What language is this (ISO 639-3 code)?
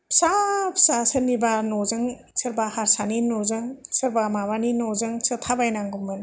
brx